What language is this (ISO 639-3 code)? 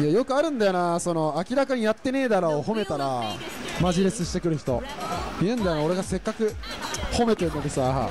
jpn